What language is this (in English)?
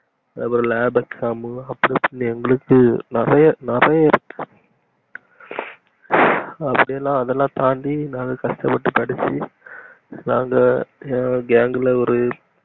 Tamil